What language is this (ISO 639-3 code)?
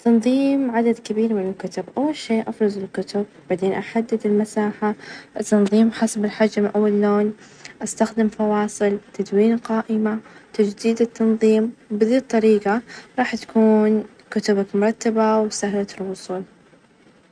ars